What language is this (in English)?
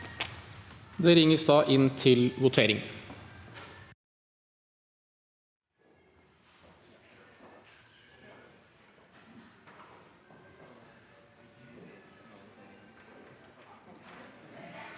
Norwegian